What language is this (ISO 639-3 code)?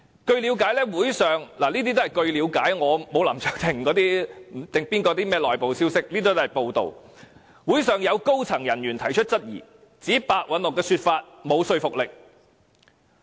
yue